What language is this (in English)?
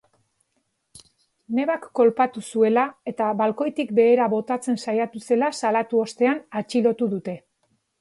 Basque